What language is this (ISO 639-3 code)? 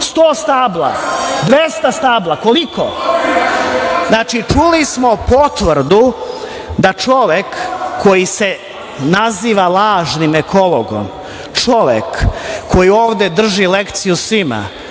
srp